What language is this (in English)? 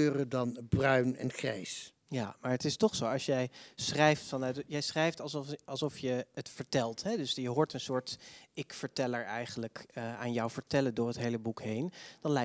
Dutch